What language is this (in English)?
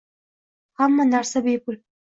Uzbek